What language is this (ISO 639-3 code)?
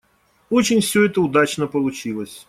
rus